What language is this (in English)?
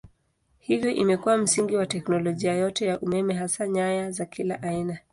Swahili